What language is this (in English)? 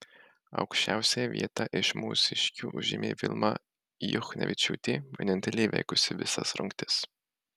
Lithuanian